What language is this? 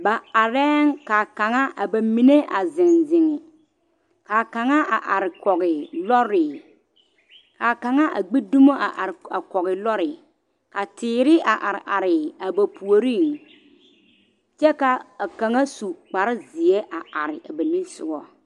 Southern Dagaare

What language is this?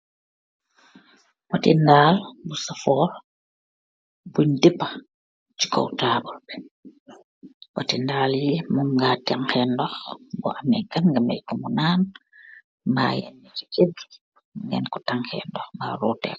Wolof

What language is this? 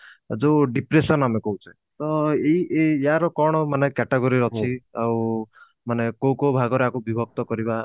Odia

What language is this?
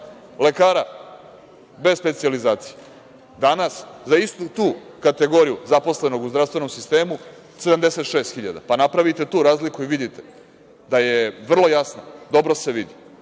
Serbian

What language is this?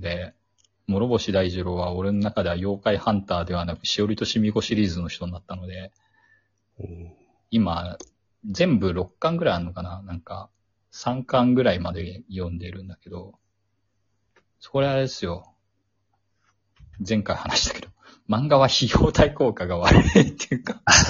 Japanese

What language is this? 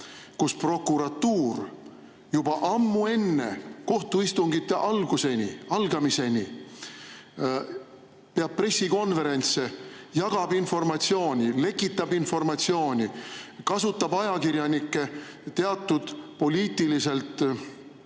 Estonian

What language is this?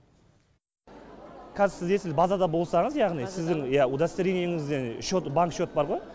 Kazakh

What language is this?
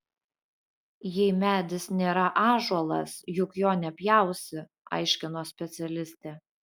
Lithuanian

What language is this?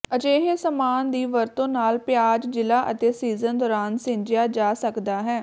Punjabi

